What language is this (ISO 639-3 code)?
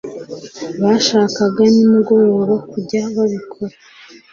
kin